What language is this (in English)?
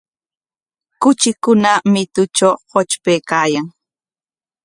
Corongo Ancash Quechua